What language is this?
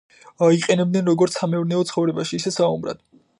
Georgian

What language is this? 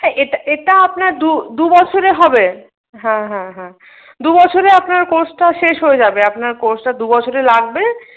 Bangla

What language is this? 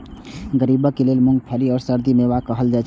Maithili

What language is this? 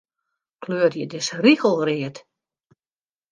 Western Frisian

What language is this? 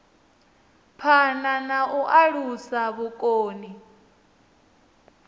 Venda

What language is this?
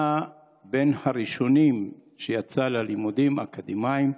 Hebrew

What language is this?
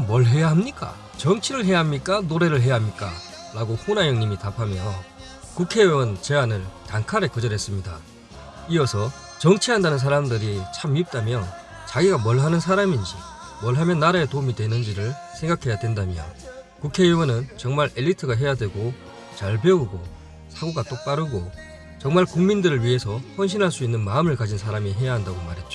Korean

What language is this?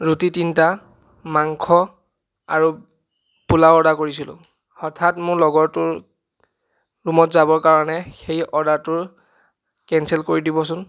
Assamese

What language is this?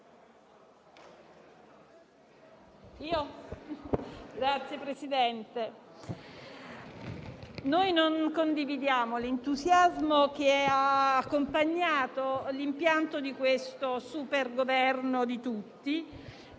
Italian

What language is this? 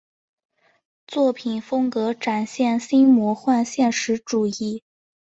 Chinese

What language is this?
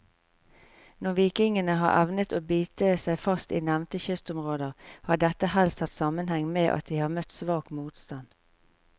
Norwegian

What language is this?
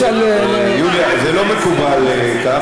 Hebrew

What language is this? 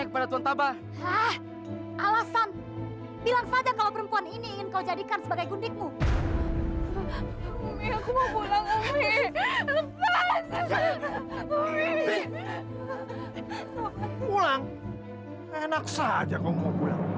Indonesian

